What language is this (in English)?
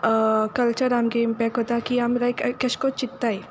Konkani